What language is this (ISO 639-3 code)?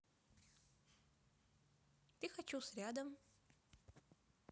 rus